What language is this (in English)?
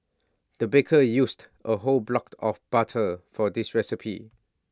English